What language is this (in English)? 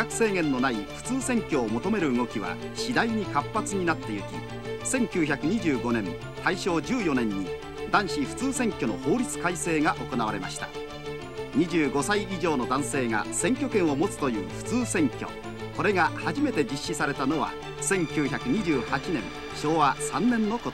Japanese